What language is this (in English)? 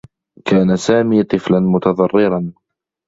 Arabic